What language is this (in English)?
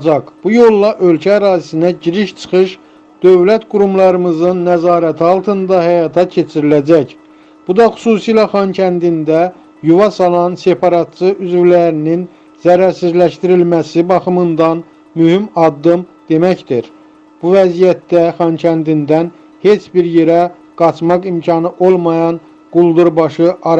Turkish